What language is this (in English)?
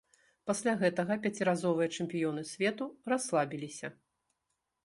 Belarusian